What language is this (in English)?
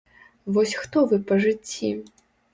Belarusian